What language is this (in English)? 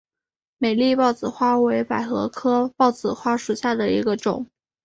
Chinese